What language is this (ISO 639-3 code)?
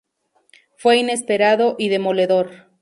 spa